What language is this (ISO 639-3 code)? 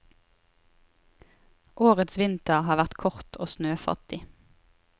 nor